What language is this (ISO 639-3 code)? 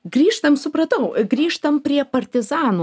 lit